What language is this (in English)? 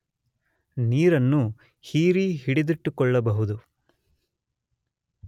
Kannada